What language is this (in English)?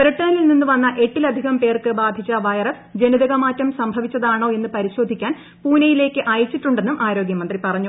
Malayalam